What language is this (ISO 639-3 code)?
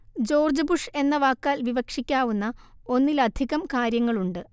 mal